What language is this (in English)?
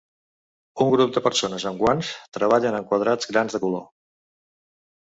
Catalan